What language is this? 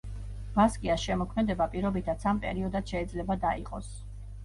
Georgian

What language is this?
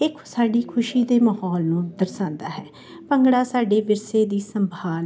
Punjabi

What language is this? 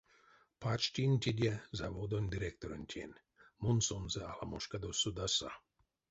Erzya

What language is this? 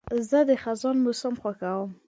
Pashto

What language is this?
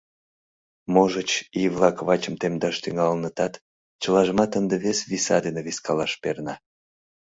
Mari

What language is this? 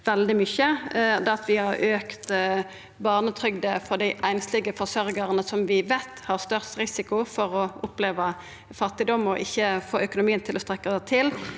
Norwegian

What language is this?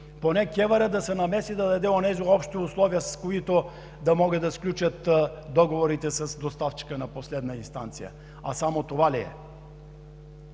Bulgarian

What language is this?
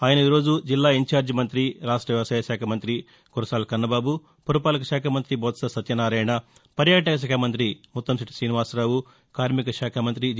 Telugu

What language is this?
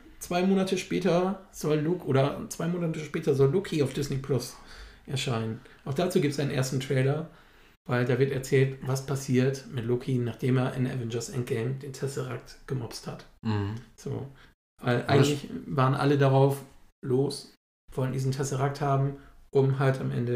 German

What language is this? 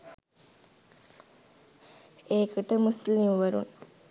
Sinhala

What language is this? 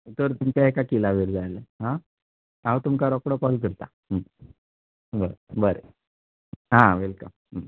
Konkani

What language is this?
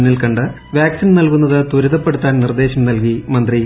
Malayalam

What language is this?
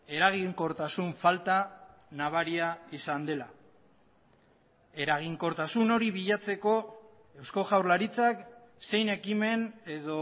Basque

